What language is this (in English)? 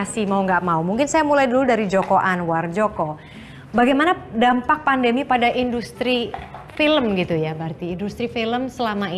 Indonesian